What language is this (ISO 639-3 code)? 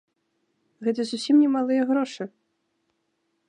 bel